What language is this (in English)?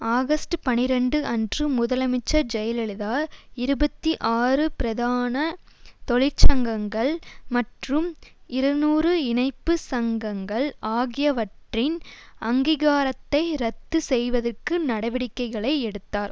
Tamil